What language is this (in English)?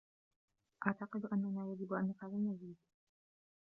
Arabic